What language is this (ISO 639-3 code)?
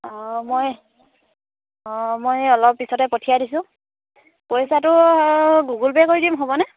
asm